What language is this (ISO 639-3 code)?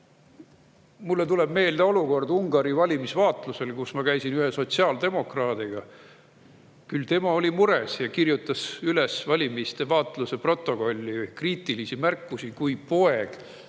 est